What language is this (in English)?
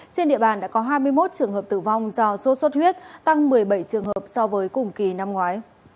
Vietnamese